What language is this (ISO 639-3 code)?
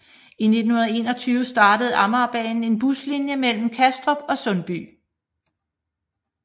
dan